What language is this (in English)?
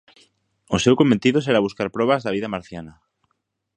Galician